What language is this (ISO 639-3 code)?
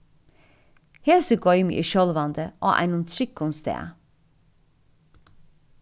fao